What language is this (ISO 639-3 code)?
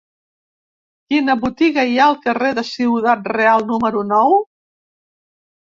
cat